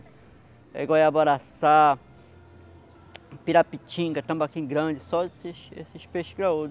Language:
Portuguese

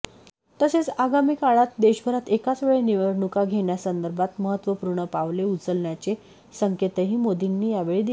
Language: Marathi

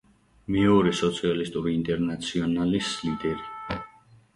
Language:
Georgian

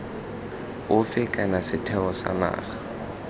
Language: Tswana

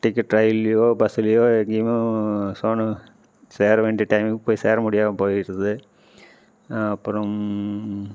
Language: Tamil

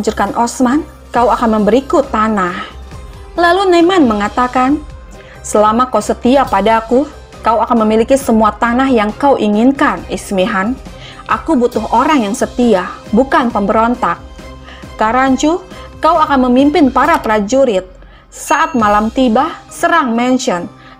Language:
Indonesian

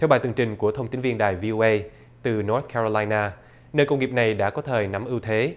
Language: Vietnamese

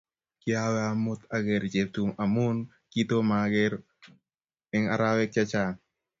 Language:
Kalenjin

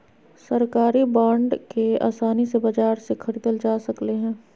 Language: Magahi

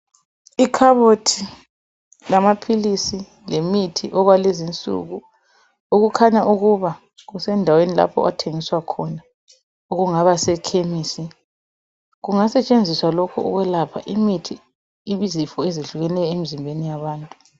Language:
North Ndebele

